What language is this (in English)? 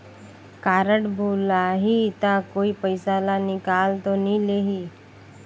Chhattisgarhi